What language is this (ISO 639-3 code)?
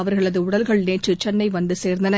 tam